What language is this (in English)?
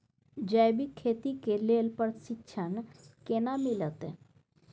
Maithili